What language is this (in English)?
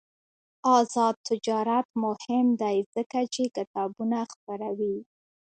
Pashto